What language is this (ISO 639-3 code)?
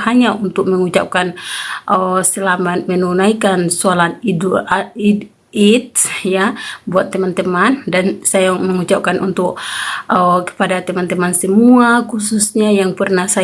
ind